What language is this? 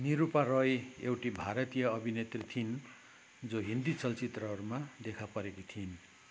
Nepali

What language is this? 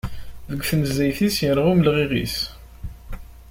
Kabyle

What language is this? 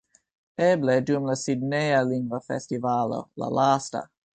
Esperanto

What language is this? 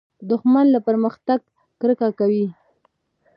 Pashto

